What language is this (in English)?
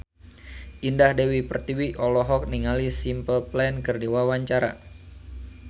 Sundanese